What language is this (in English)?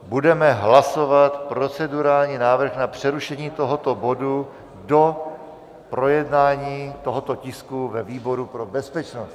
Czech